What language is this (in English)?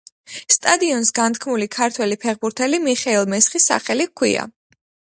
Georgian